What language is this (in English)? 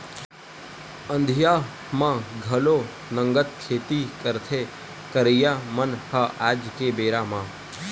Chhattisgarhi